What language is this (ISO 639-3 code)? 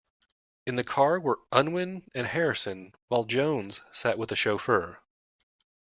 eng